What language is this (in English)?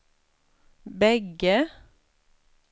Swedish